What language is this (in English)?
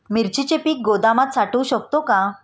Marathi